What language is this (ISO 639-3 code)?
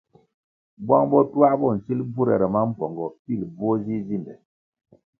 nmg